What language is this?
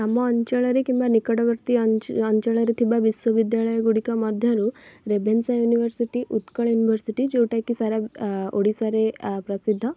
Odia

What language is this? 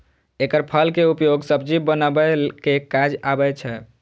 Maithili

